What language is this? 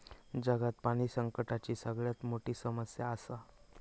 Marathi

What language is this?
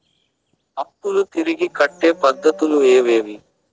Telugu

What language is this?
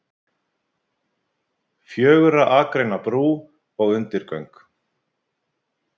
Icelandic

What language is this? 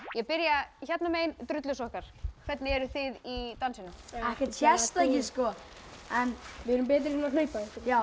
Icelandic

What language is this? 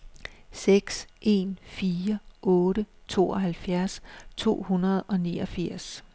Danish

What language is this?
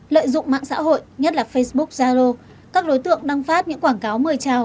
Vietnamese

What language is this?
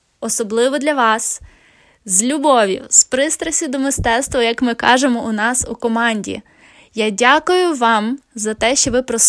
Ukrainian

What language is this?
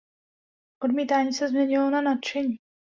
Czech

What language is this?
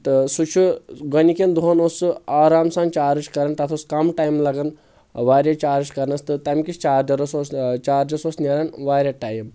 Kashmiri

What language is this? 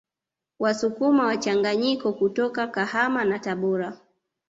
Swahili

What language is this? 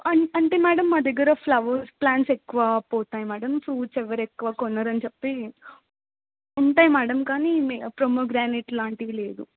Telugu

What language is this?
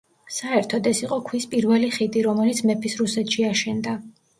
Georgian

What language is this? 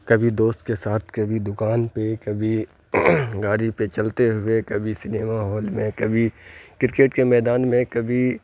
Urdu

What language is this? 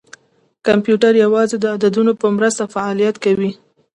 Pashto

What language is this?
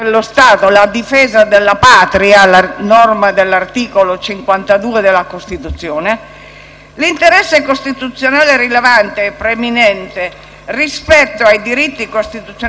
Italian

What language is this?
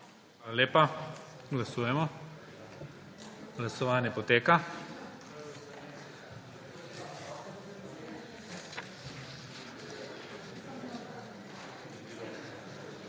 Slovenian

